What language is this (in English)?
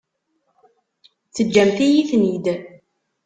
Kabyle